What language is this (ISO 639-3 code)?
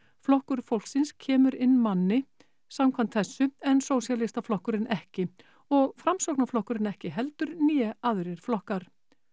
isl